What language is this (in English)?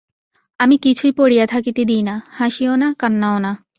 Bangla